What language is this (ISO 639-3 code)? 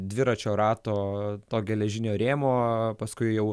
lit